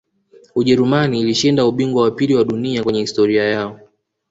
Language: Swahili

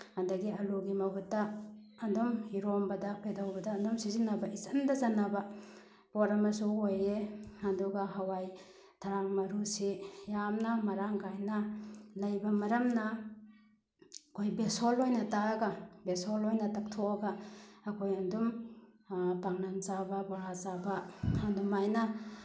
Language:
Manipuri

